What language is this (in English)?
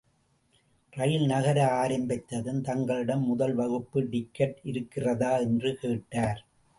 Tamil